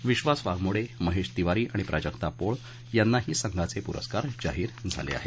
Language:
Marathi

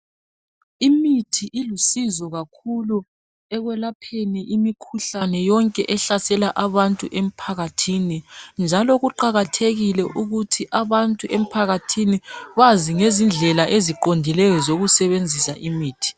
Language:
North Ndebele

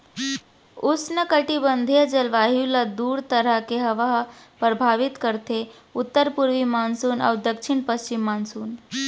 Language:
Chhattisgarhi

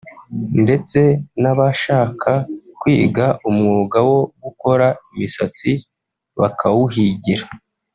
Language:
Kinyarwanda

